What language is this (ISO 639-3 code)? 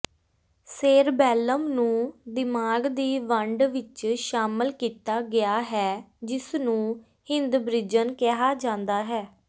pan